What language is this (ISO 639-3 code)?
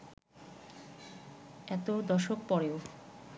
ben